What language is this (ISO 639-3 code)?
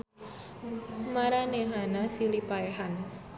sun